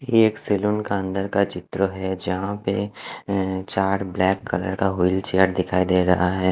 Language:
Hindi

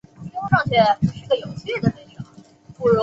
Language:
Chinese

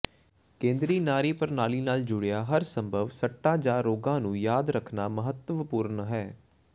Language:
Punjabi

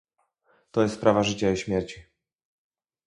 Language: Polish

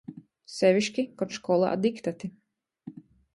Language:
Latgalian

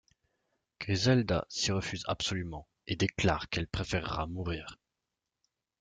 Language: French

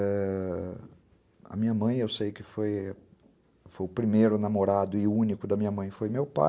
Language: Portuguese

